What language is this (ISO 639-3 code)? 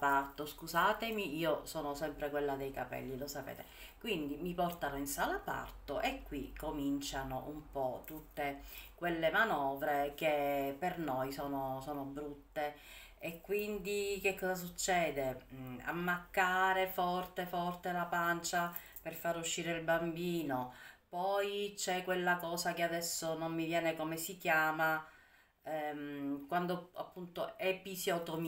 ita